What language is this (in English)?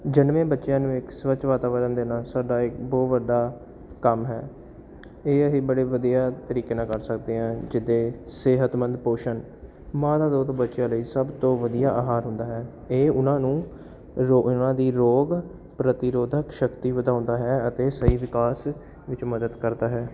Punjabi